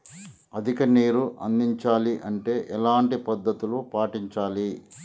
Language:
Telugu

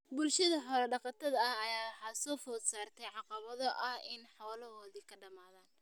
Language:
Somali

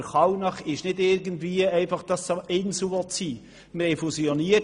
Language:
Swiss German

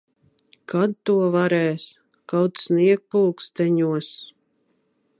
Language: Latvian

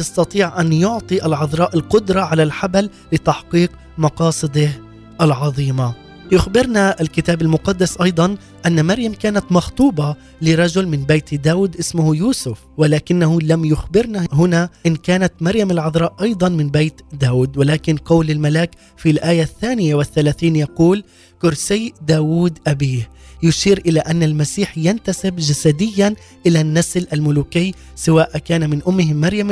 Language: Arabic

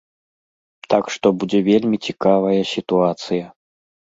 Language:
Belarusian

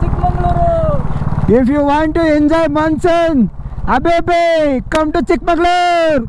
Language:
Kannada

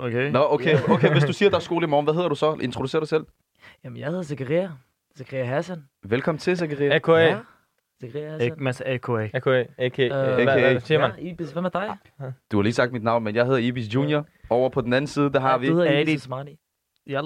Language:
Danish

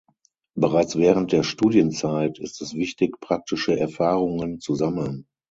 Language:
German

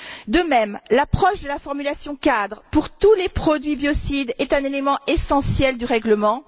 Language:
French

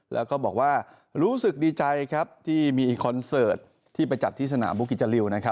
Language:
Thai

